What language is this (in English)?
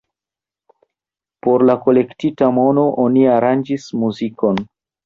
Esperanto